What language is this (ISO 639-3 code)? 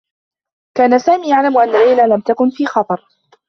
ara